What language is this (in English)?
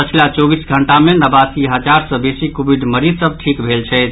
Maithili